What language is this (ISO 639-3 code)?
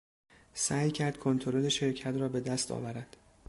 fas